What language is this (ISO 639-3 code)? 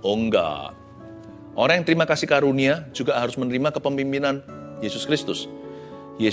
ind